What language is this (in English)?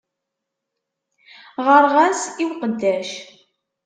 Kabyle